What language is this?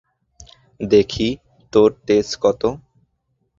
Bangla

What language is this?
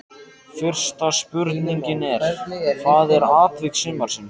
Icelandic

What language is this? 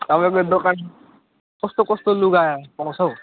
Nepali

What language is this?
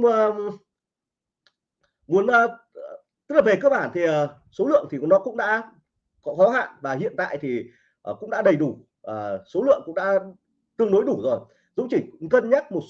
Vietnamese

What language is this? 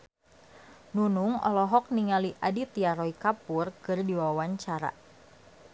Sundanese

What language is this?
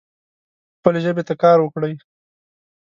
Pashto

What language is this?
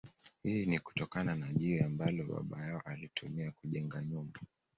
Swahili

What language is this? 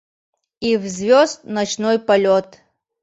Mari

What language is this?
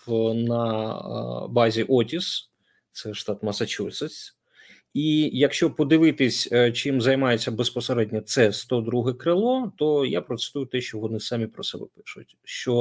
Ukrainian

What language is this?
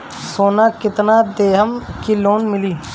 Bhojpuri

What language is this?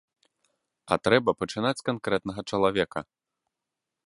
Belarusian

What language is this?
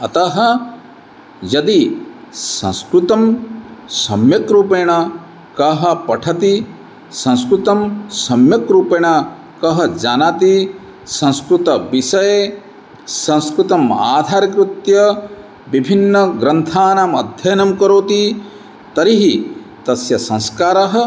Sanskrit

